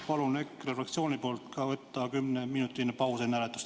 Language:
Estonian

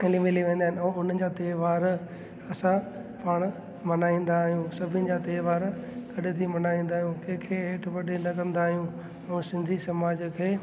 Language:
Sindhi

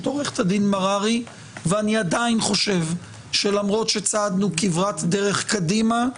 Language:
Hebrew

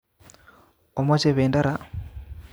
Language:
Kalenjin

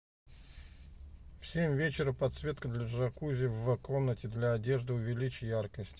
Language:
Russian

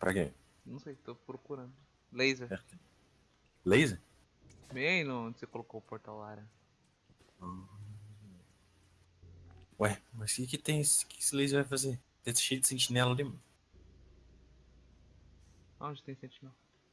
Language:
Portuguese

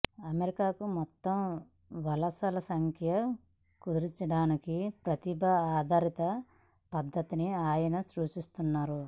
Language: Telugu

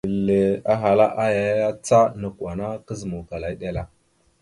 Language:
Mada (Cameroon)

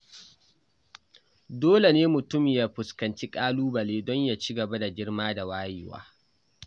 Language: Hausa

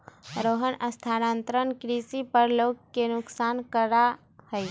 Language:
Magahi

